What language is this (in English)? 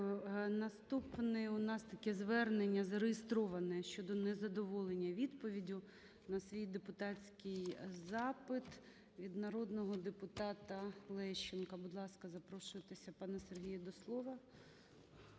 Ukrainian